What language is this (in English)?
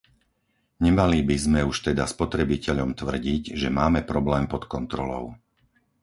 Slovak